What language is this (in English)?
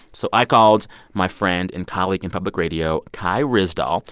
English